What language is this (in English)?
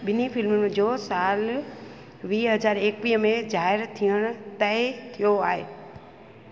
Sindhi